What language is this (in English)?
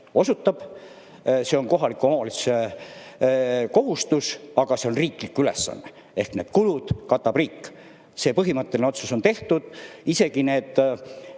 Estonian